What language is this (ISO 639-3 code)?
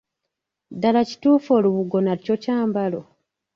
lug